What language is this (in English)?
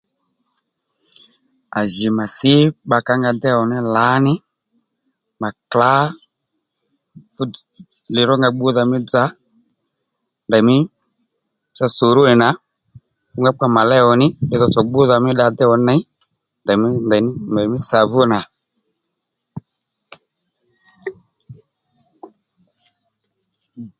Lendu